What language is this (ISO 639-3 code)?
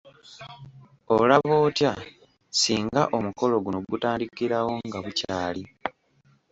lug